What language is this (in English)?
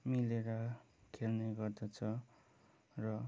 Nepali